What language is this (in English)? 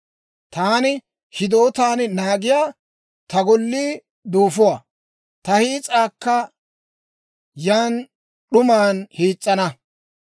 Dawro